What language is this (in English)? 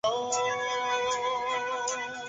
Chinese